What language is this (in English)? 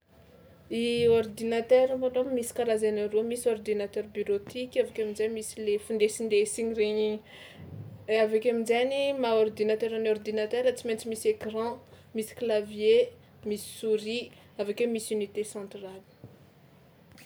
Tsimihety Malagasy